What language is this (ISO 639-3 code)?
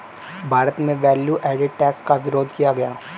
hin